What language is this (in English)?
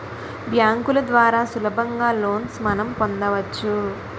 Telugu